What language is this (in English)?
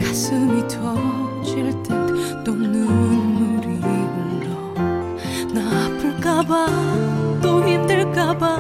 Korean